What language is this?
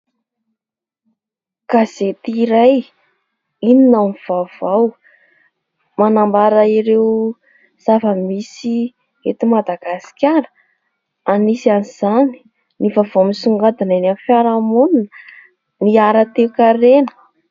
Malagasy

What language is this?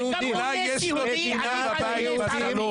Hebrew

